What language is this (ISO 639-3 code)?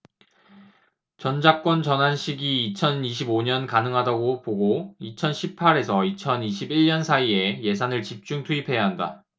kor